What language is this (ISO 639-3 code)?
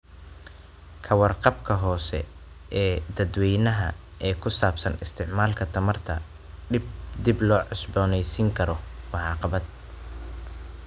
som